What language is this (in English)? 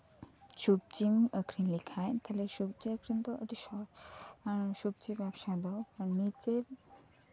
Santali